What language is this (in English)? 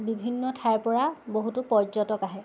Assamese